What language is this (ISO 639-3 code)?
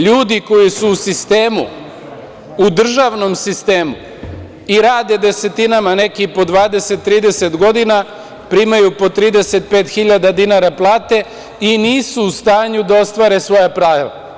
srp